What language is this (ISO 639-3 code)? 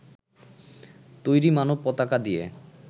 ben